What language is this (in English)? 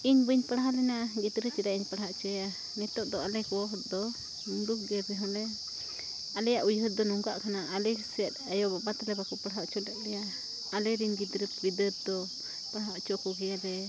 Santali